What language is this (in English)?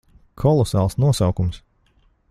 Latvian